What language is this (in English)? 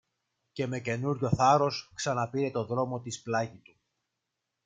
Greek